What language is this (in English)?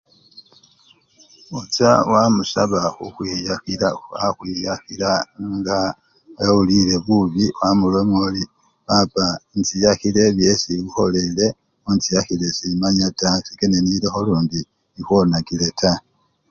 Luyia